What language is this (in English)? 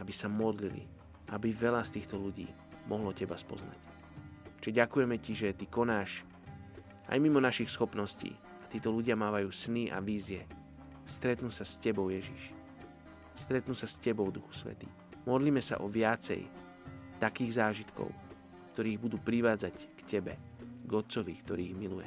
Slovak